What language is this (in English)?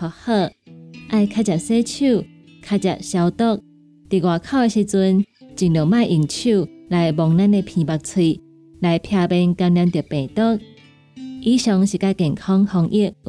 Chinese